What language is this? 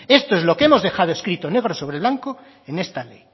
Spanish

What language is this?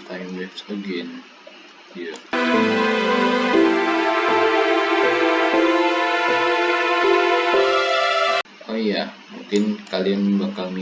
Indonesian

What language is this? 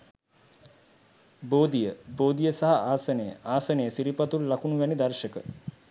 Sinhala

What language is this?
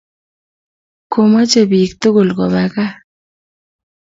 Kalenjin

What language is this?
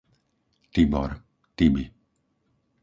Slovak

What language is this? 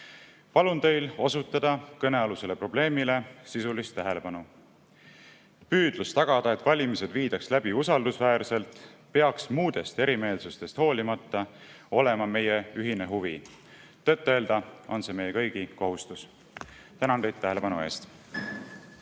Estonian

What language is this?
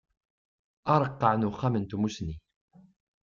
Kabyle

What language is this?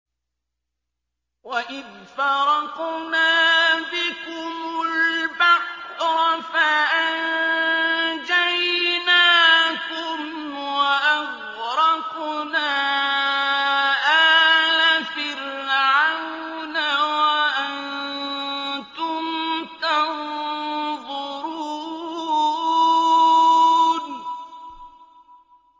Arabic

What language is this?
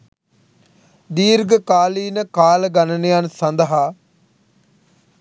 Sinhala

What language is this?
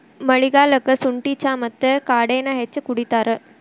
Kannada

